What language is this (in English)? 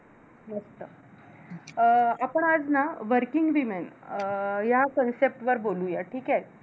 Marathi